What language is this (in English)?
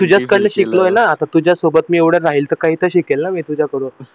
Marathi